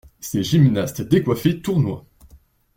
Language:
French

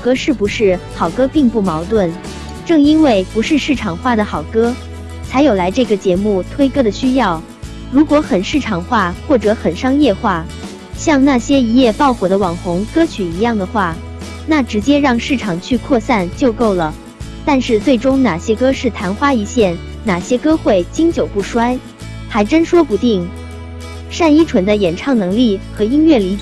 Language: Chinese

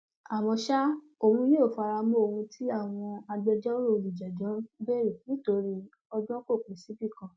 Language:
Yoruba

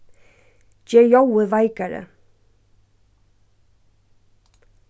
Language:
Faroese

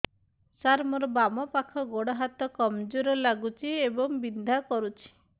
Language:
Odia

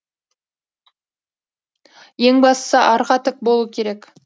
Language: Kazakh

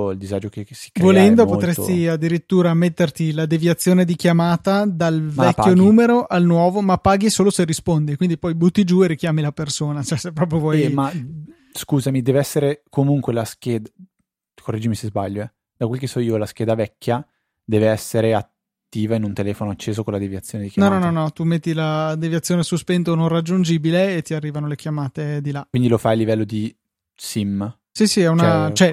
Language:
Italian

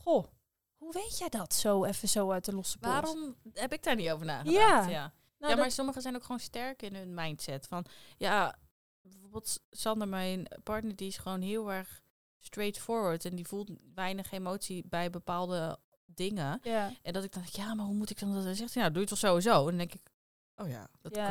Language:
Dutch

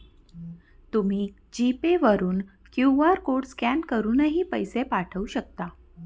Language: Marathi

